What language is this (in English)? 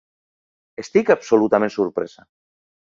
Catalan